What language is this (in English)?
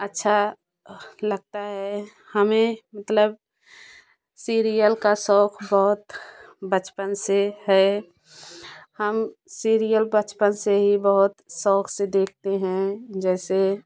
Hindi